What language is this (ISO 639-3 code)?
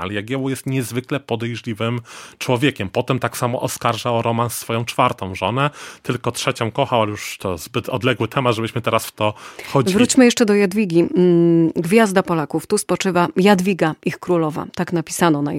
pol